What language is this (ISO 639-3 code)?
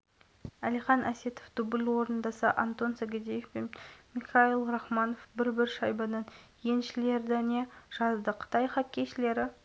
kaz